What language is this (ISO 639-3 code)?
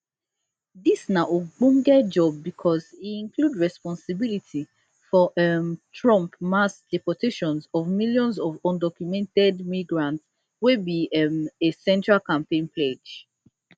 pcm